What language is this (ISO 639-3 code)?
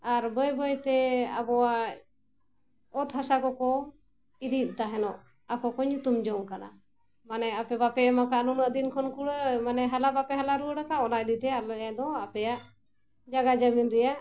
sat